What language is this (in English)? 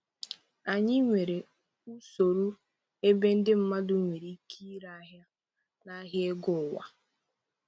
Igbo